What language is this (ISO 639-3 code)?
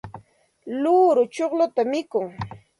qxt